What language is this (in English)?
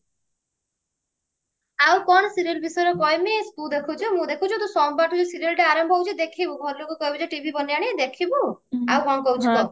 Odia